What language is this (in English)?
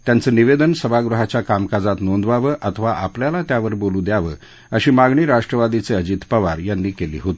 Marathi